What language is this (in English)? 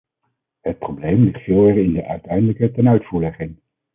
Dutch